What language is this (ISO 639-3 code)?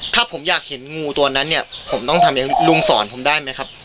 tha